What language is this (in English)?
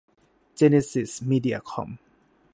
Thai